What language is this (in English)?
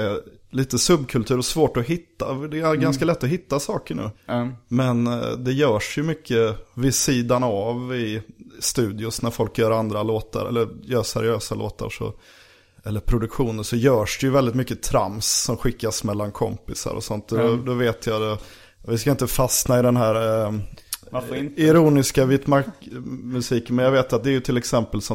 Swedish